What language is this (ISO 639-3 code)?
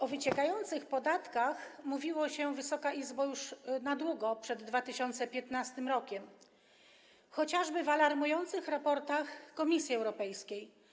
pol